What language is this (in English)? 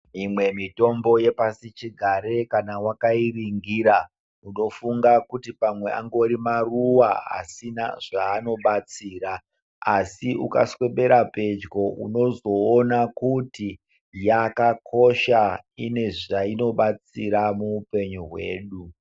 Ndau